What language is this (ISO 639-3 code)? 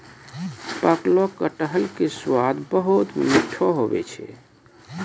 mai